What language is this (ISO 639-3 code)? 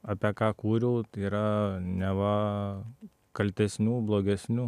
lit